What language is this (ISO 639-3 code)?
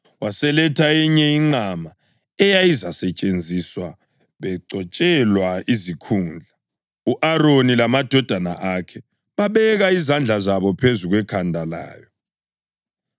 nde